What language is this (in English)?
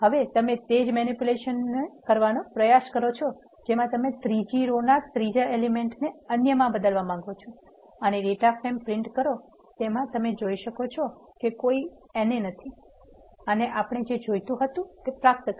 Gujarati